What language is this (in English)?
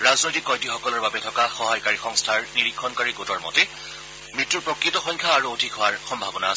Assamese